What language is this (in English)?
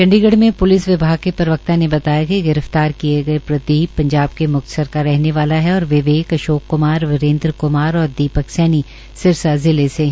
Hindi